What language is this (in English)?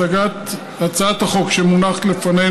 Hebrew